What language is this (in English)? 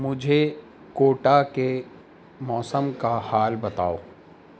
Urdu